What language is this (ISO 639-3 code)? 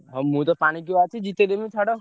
ori